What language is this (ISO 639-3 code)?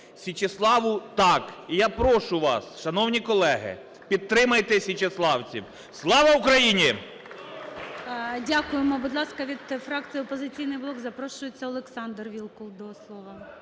ukr